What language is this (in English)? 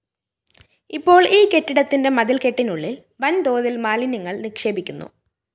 Malayalam